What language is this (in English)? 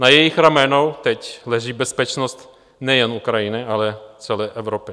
Czech